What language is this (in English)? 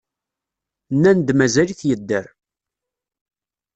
Kabyle